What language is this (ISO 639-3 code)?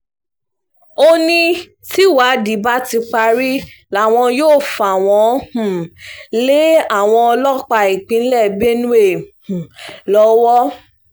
yor